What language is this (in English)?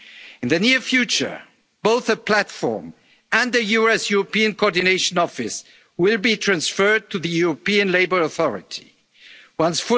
English